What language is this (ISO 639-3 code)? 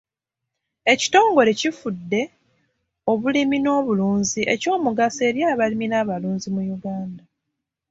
lug